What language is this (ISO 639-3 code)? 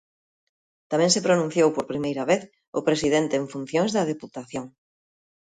glg